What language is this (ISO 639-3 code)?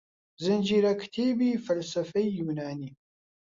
ckb